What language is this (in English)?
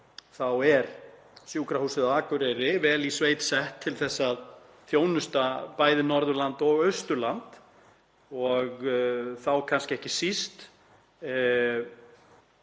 Icelandic